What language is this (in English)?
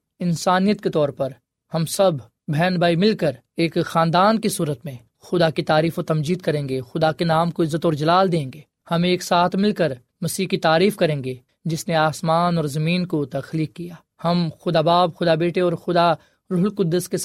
Urdu